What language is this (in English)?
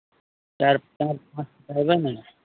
Maithili